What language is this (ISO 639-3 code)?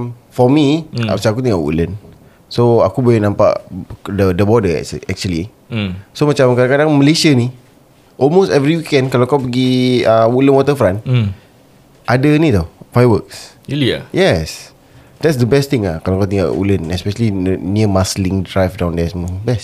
msa